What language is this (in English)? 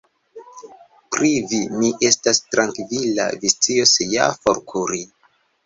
Esperanto